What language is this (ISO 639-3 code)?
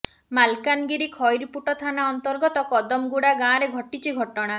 ori